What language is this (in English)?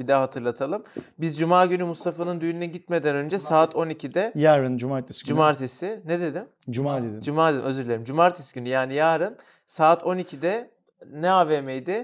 Turkish